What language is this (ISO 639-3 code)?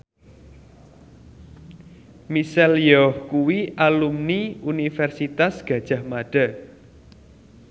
jav